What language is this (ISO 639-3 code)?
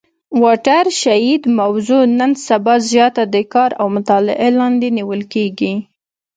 pus